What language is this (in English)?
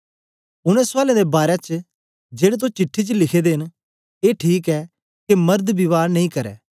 Dogri